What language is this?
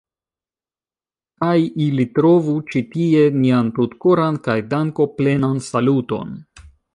Esperanto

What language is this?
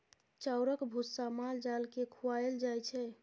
Maithili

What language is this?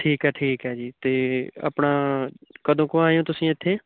Punjabi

